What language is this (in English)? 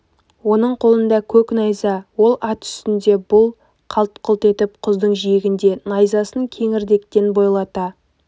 Kazakh